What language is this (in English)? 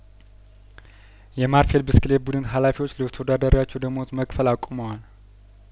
Amharic